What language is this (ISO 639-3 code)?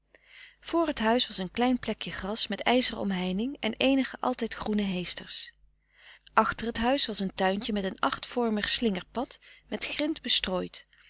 nld